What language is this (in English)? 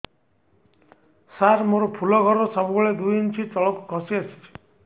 Odia